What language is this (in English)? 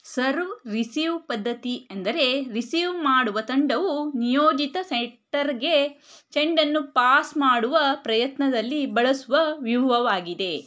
Kannada